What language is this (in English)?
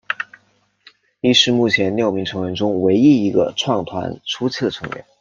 Chinese